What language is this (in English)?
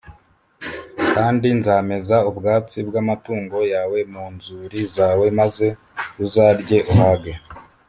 Kinyarwanda